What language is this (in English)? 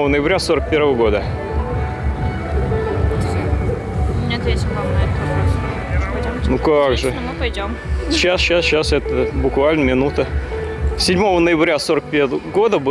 Russian